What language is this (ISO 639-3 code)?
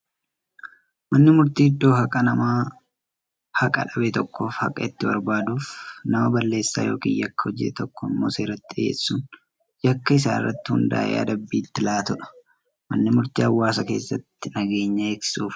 orm